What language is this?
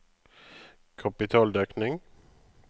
Norwegian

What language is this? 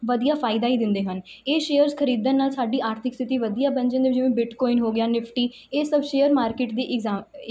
Punjabi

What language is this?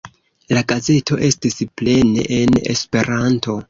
Esperanto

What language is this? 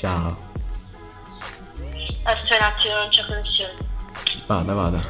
Italian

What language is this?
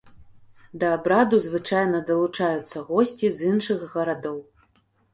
Belarusian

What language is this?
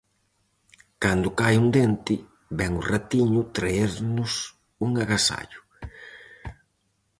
Galician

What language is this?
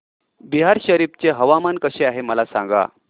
Marathi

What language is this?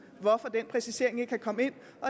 Danish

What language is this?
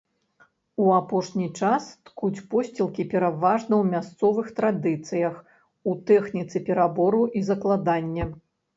Belarusian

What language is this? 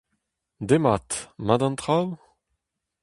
Breton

